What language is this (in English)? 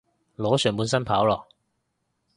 Cantonese